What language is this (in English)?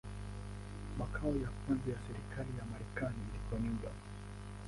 Swahili